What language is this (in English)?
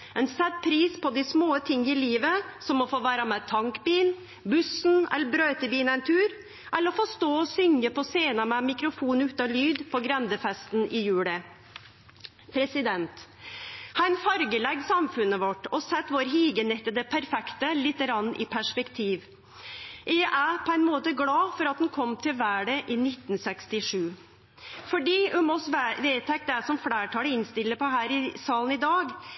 Norwegian Nynorsk